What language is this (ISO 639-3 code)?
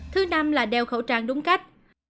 vie